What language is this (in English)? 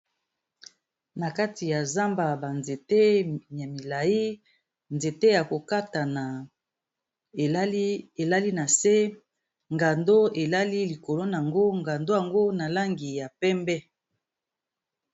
Lingala